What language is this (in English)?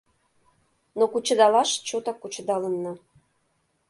Mari